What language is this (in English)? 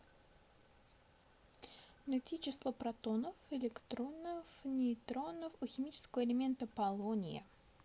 Russian